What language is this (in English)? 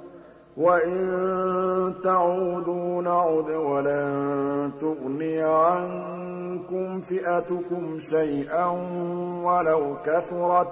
Arabic